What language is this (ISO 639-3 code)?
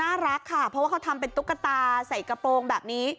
tha